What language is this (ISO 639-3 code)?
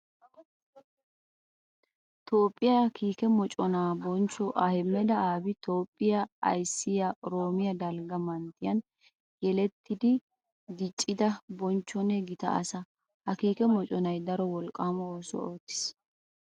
wal